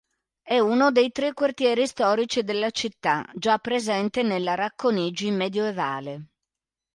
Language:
Italian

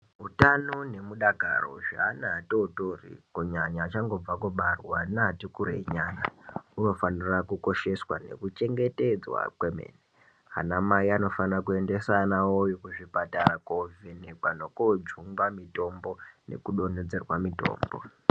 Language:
Ndau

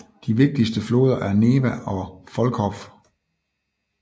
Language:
Danish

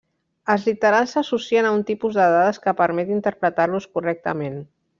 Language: Catalan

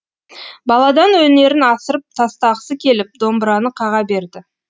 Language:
Kazakh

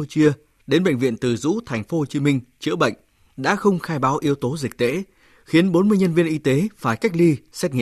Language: Vietnamese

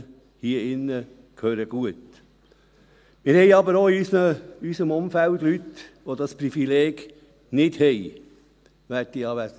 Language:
Swiss German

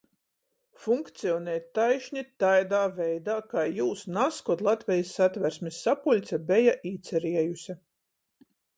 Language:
Latgalian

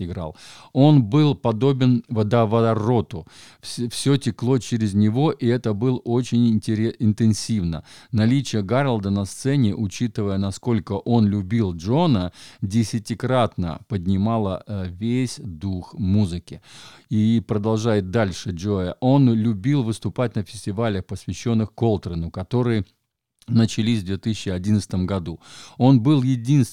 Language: Russian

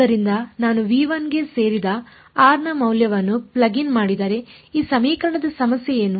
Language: Kannada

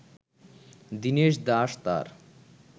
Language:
Bangla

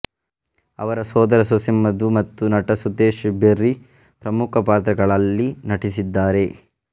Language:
Kannada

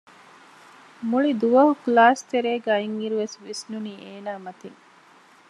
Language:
Divehi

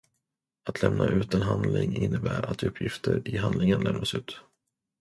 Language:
Swedish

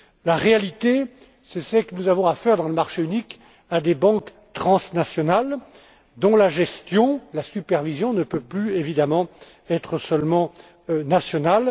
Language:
French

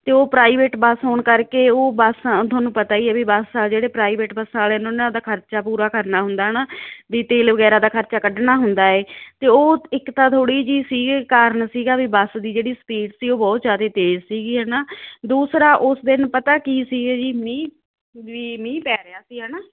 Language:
Punjabi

